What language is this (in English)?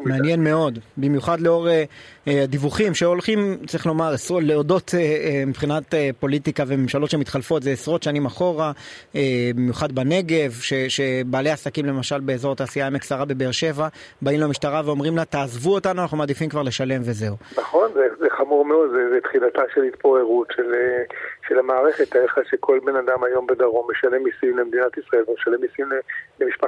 Hebrew